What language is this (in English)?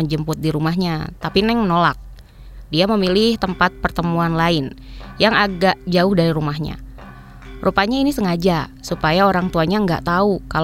Indonesian